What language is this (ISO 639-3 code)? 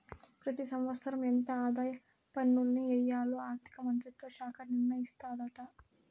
tel